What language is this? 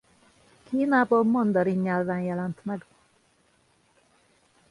Hungarian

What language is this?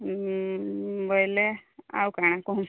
Odia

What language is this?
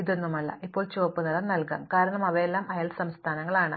Malayalam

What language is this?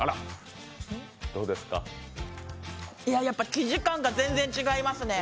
Japanese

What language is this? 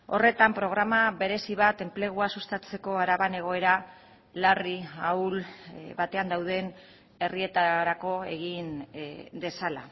Basque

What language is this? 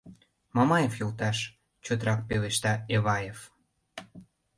Mari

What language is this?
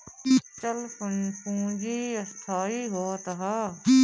Bhojpuri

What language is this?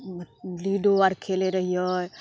Maithili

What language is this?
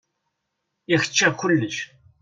Kabyle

